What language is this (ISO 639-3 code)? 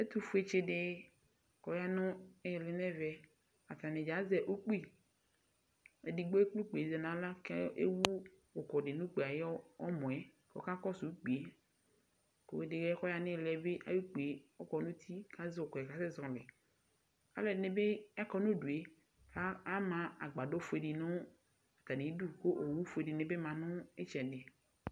kpo